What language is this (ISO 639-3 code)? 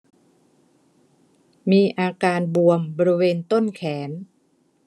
tha